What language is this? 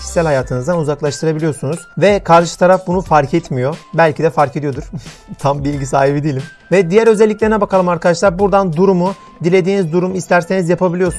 Turkish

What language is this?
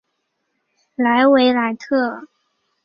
Chinese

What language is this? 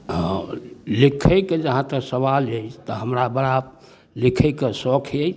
Maithili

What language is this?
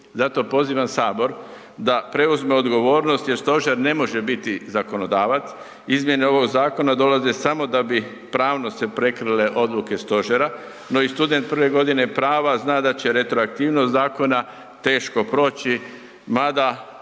Croatian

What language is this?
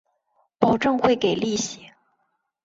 Chinese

